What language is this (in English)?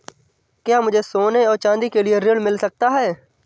Hindi